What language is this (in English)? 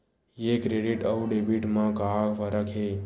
Chhattisgarhi